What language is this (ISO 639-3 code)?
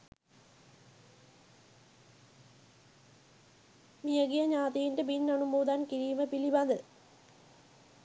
sin